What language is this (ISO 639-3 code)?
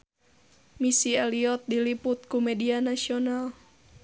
sun